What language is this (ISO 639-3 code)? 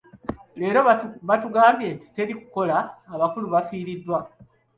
lug